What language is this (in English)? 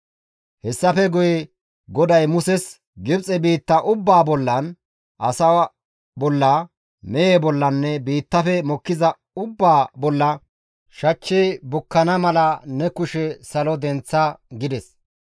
Gamo